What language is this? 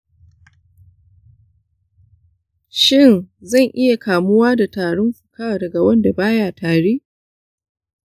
Hausa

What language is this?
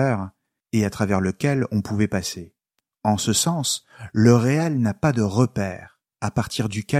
French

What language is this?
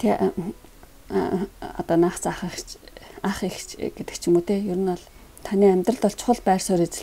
Korean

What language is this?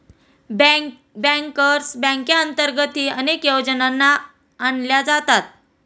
Marathi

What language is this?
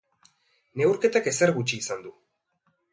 Basque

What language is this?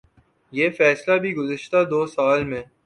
Urdu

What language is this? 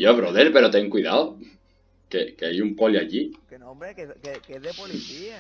Spanish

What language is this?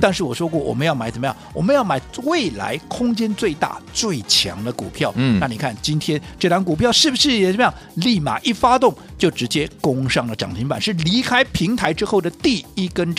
Chinese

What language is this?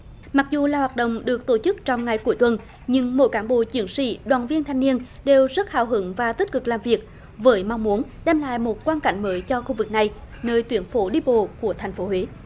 Vietnamese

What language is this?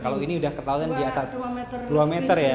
Indonesian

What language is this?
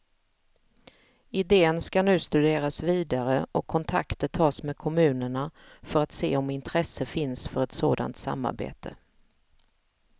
Swedish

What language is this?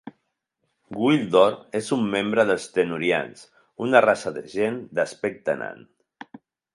Catalan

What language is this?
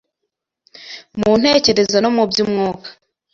Kinyarwanda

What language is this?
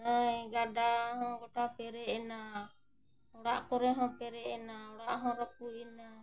Santali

